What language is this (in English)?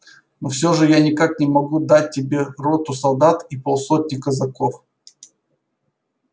Russian